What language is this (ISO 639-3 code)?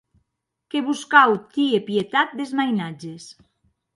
oci